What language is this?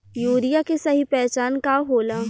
Bhojpuri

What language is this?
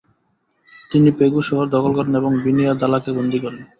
Bangla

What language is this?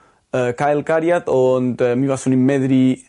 Welsh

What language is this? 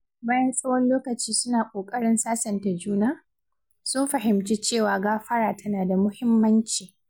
Hausa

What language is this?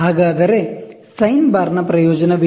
Kannada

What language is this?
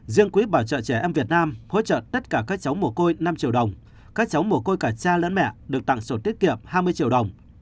Vietnamese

